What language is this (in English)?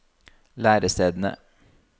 Norwegian